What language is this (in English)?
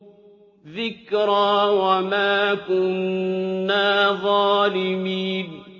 Arabic